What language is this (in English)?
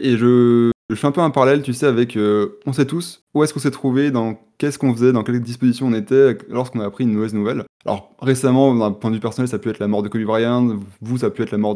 French